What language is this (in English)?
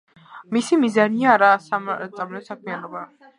Georgian